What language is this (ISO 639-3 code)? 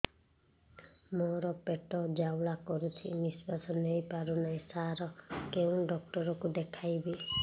ori